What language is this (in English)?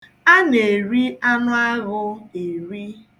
Igbo